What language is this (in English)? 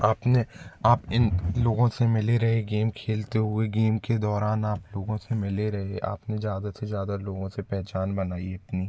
Hindi